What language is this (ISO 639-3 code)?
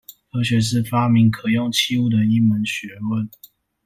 zho